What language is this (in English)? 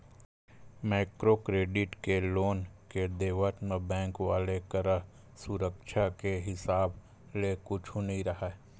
Chhattisgarhi